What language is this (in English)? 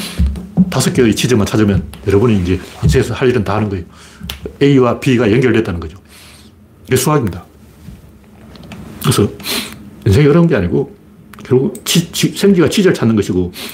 Korean